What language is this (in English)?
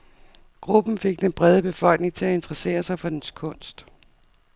Danish